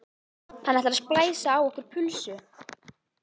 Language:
Icelandic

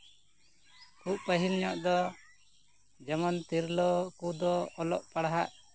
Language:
Santali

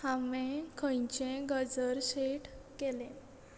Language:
Konkani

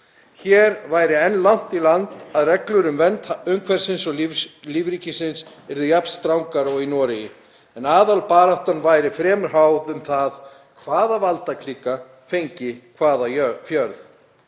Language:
Icelandic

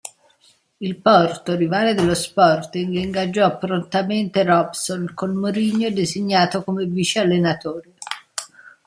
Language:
Italian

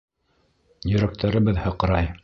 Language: Bashkir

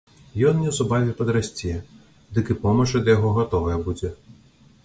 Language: Belarusian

